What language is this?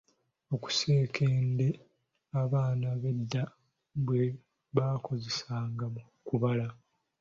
Ganda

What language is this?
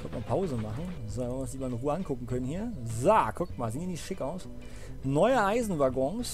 German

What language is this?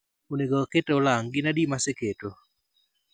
Luo (Kenya and Tanzania)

